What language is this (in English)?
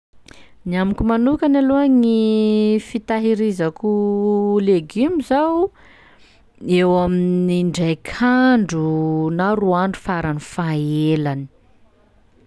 Sakalava Malagasy